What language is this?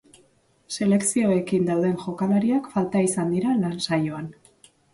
Basque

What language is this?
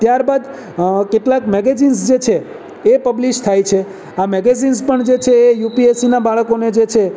Gujarati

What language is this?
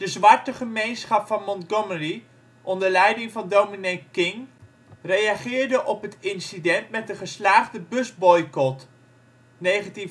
Dutch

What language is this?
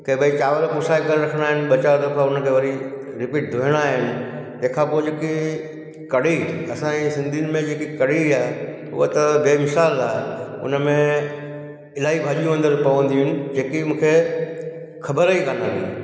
Sindhi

